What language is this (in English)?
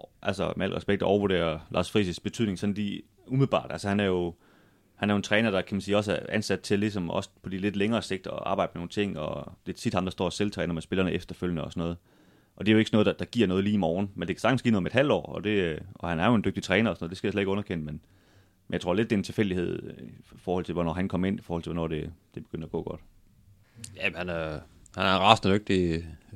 Danish